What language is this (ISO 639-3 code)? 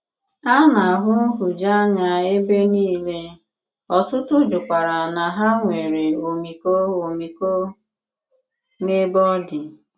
ibo